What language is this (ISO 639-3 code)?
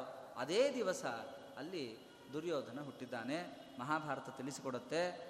kan